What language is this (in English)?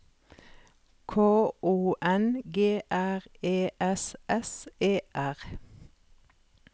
Norwegian